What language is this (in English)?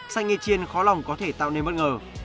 Vietnamese